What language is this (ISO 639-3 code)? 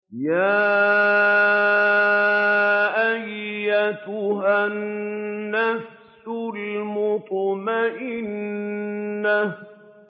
ara